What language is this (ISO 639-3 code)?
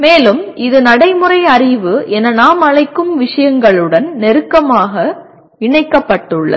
tam